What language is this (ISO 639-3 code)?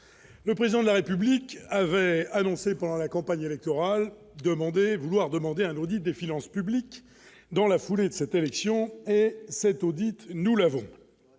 fra